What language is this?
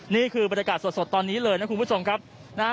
Thai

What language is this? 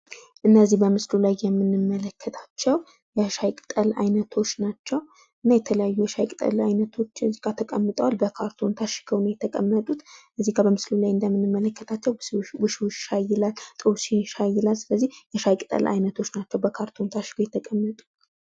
Amharic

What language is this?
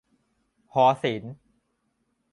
Thai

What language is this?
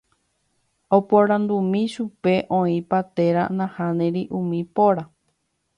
Guarani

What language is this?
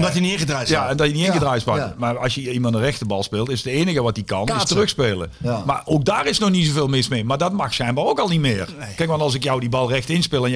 Dutch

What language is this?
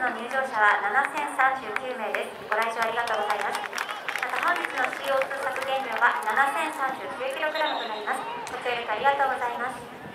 Japanese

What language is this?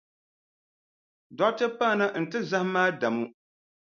Dagbani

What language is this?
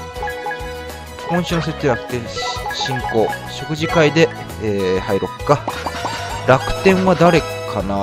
Japanese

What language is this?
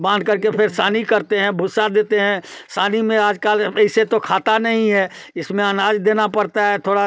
Hindi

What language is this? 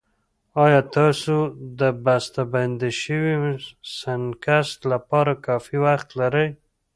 Pashto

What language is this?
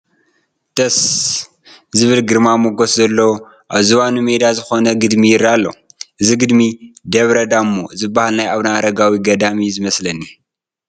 Tigrinya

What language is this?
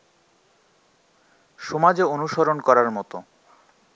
Bangla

